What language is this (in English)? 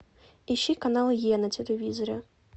Russian